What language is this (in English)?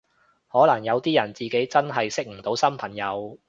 Cantonese